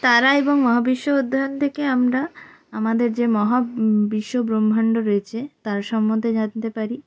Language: Bangla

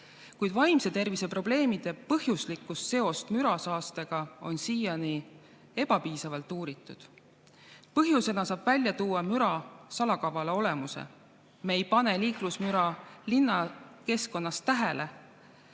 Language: Estonian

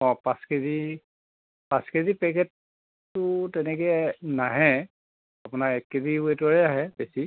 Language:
Assamese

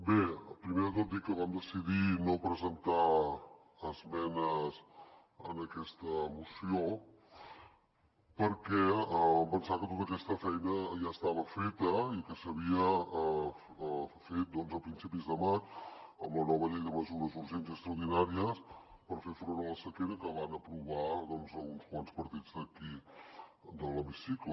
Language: Catalan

